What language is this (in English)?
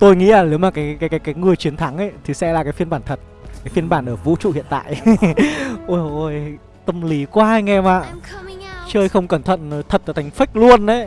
Vietnamese